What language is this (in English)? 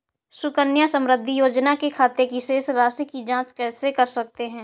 Hindi